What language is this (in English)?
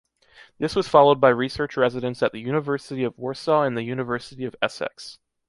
English